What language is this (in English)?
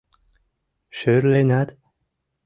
Mari